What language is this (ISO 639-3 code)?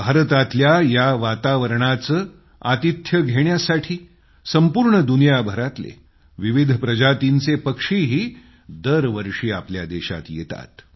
mar